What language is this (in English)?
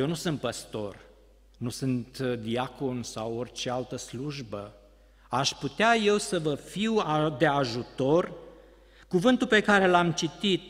Romanian